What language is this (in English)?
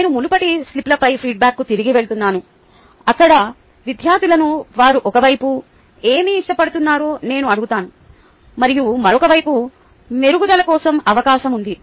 Telugu